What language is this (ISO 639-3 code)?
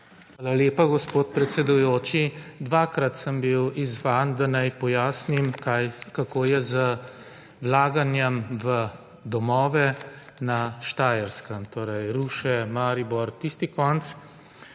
slv